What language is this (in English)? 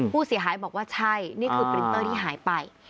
Thai